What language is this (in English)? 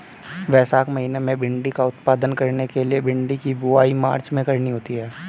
Hindi